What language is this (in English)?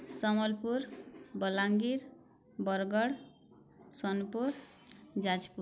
Odia